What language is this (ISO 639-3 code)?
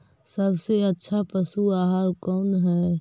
mag